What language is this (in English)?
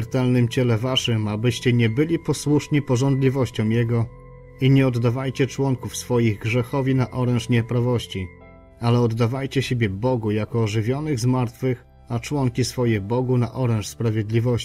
Polish